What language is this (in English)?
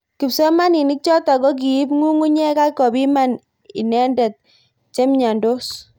Kalenjin